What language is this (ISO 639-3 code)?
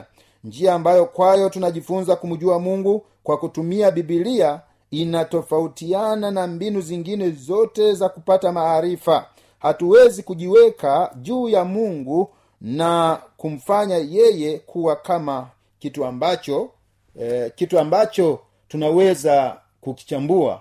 swa